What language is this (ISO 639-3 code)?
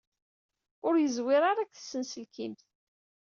kab